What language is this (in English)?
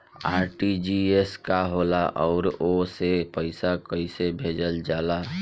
Bhojpuri